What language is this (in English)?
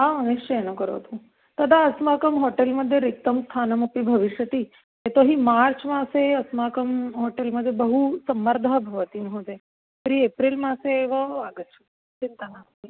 Sanskrit